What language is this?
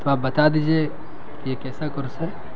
Urdu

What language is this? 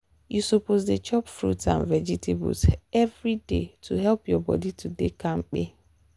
Nigerian Pidgin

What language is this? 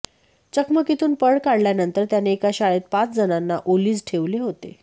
Marathi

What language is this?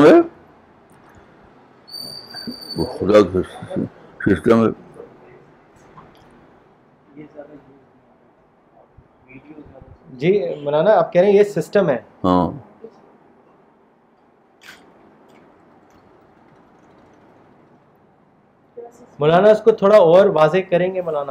Urdu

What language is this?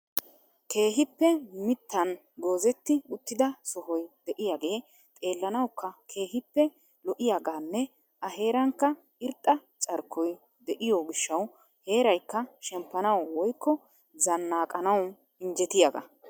Wolaytta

